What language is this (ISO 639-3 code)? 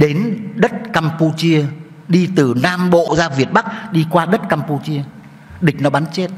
vie